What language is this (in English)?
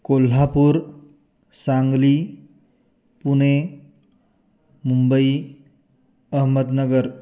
Sanskrit